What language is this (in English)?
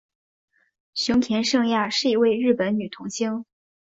Chinese